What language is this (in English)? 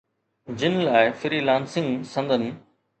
Sindhi